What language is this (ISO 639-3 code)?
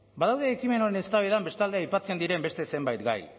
eus